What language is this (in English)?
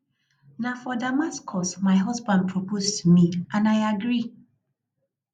Nigerian Pidgin